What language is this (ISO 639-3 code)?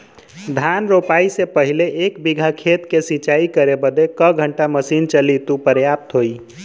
bho